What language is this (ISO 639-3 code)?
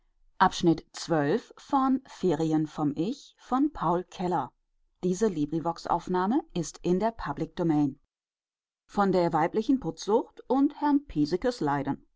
deu